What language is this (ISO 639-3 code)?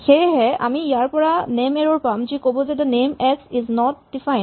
asm